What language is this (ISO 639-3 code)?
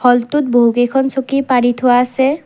asm